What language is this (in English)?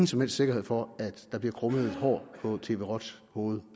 Danish